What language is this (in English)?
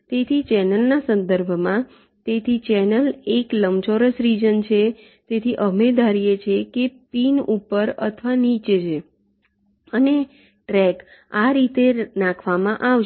Gujarati